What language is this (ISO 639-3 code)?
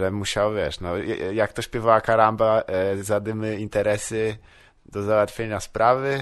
pol